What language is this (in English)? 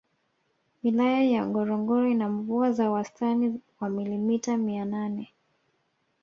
Swahili